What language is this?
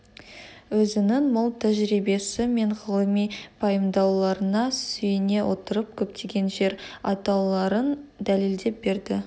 Kazakh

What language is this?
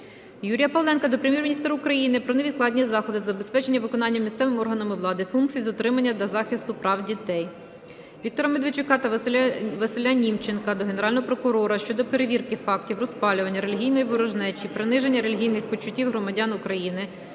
Ukrainian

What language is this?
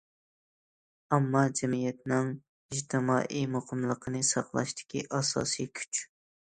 Uyghur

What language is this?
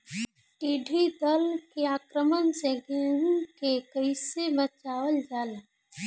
Bhojpuri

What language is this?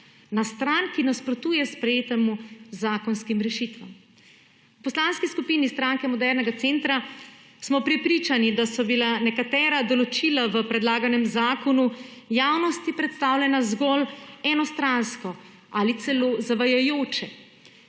Slovenian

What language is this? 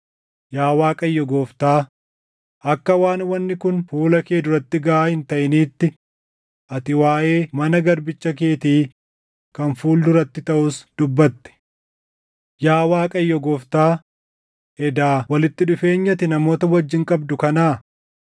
Oromo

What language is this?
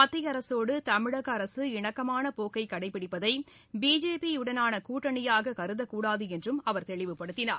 Tamil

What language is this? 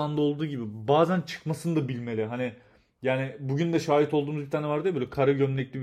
Turkish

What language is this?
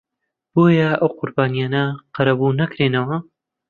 Central Kurdish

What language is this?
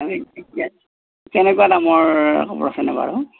Assamese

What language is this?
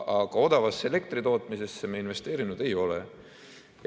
Estonian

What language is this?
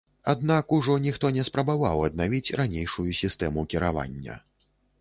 Belarusian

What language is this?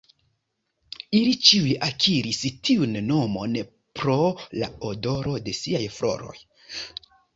Esperanto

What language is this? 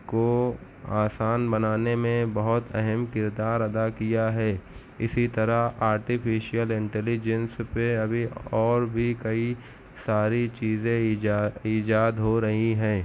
Urdu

